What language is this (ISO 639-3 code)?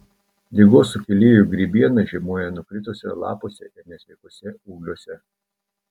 lit